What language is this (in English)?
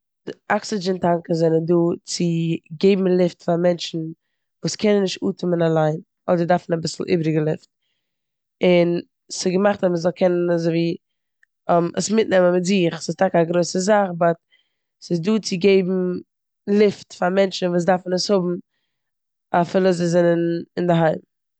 Yiddish